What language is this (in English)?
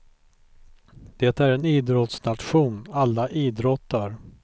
Swedish